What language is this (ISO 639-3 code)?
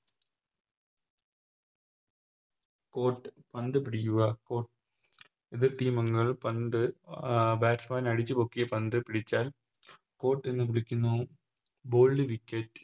mal